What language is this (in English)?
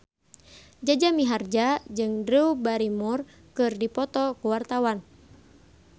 Sundanese